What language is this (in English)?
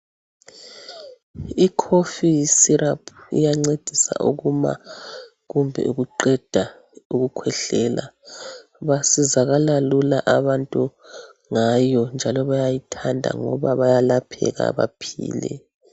North Ndebele